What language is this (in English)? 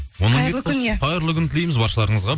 Kazakh